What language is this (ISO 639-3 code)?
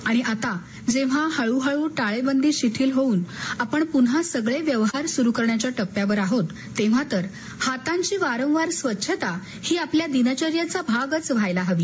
mar